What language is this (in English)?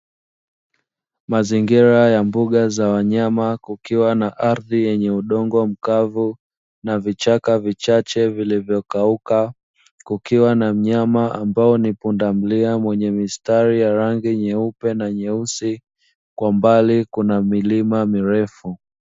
Swahili